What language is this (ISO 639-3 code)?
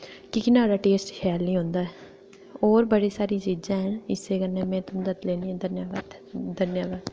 doi